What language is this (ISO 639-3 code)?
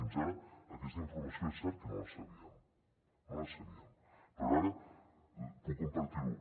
cat